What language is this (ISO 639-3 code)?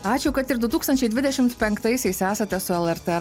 lit